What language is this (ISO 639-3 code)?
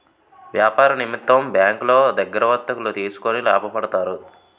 tel